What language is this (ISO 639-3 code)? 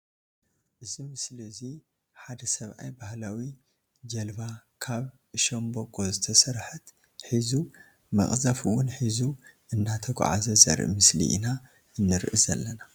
tir